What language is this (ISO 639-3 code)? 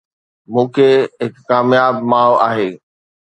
snd